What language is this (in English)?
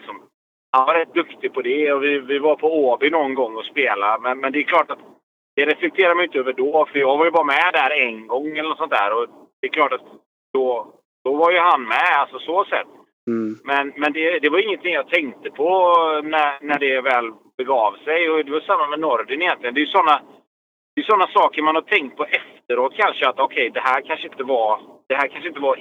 Swedish